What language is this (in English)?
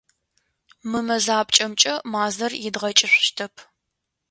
Adyghe